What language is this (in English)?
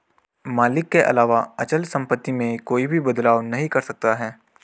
Hindi